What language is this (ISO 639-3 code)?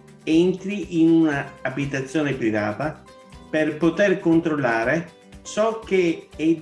ita